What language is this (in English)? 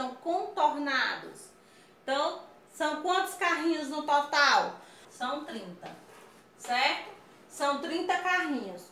Portuguese